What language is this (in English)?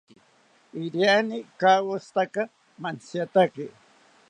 South Ucayali Ashéninka